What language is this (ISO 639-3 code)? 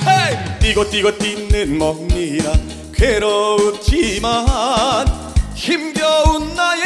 kor